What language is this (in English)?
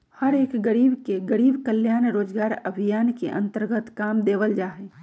Magahi